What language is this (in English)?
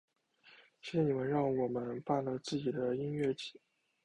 Chinese